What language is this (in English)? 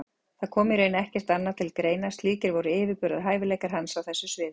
Icelandic